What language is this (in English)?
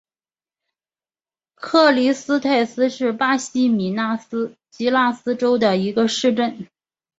Chinese